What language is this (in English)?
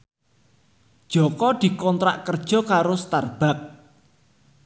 Javanese